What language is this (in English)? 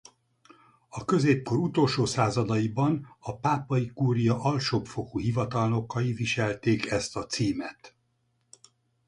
Hungarian